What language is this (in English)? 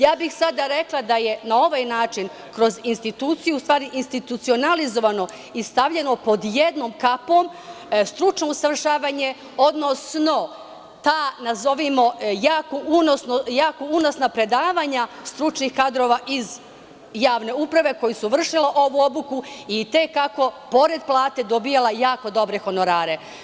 Serbian